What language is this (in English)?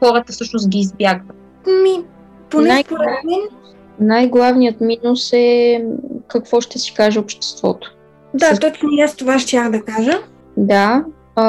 Bulgarian